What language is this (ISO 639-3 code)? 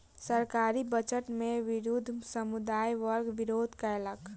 mai